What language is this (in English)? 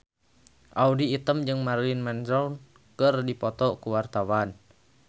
Sundanese